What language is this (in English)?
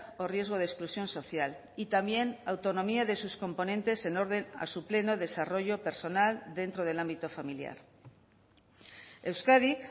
Spanish